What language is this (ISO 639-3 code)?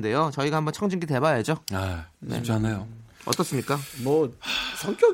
kor